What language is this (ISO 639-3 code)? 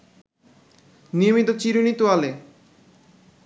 ben